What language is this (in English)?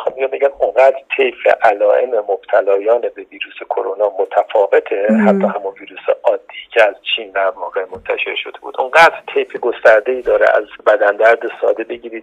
Persian